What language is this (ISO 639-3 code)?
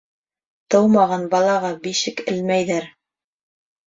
bak